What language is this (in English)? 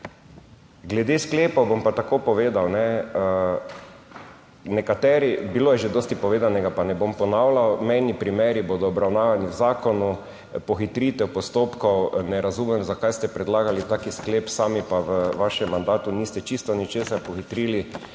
Slovenian